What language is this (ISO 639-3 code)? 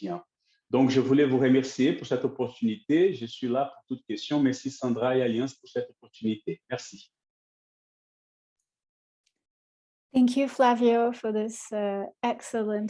fra